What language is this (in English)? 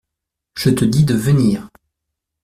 French